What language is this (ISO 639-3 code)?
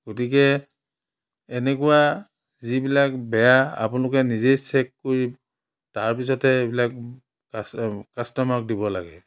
asm